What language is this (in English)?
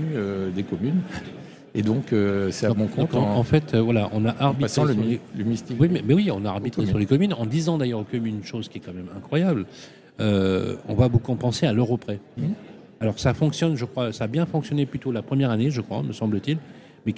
French